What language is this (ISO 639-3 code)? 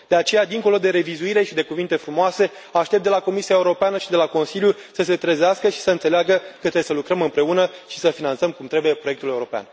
ron